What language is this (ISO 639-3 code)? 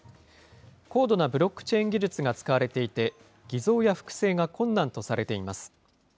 jpn